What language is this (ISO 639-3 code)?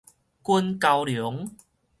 nan